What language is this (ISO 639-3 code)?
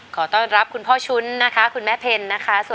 tha